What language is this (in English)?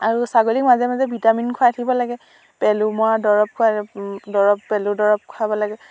Assamese